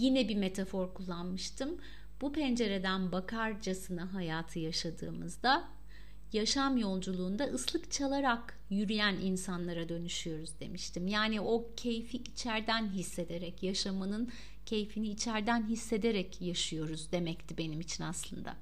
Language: Turkish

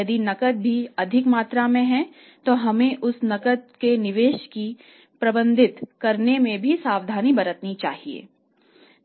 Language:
Hindi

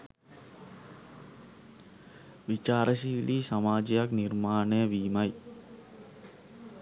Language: Sinhala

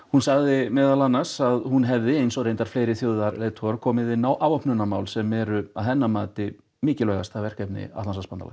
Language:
Icelandic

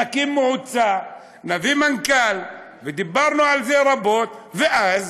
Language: Hebrew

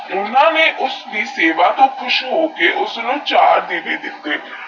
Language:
Punjabi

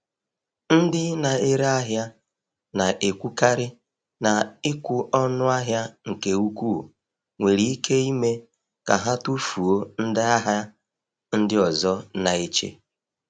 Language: Igbo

